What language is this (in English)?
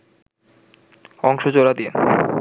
Bangla